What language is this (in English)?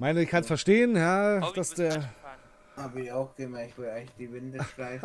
German